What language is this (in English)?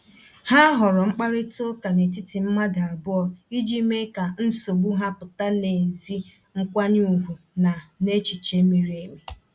Igbo